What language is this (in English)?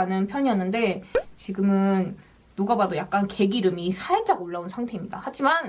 Korean